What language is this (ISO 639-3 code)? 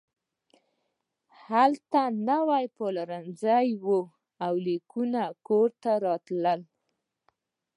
pus